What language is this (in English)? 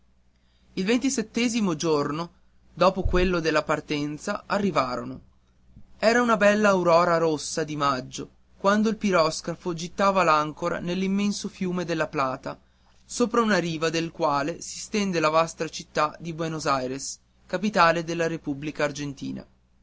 Italian